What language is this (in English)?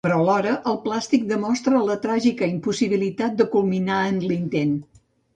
Catalan